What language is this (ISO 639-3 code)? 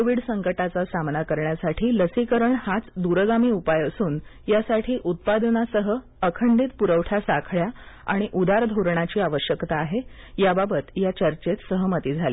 mar